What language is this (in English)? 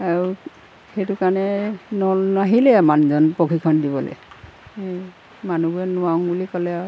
Assamese